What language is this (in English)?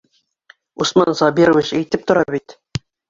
Bashkir